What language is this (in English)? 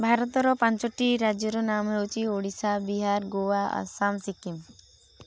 Odia